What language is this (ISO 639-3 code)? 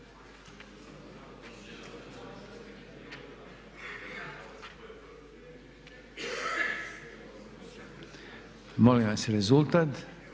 hrv